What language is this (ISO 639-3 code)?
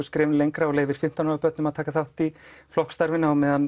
isl